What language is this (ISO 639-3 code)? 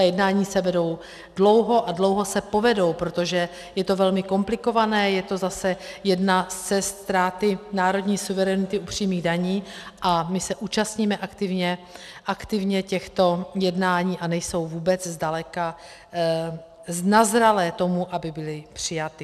ces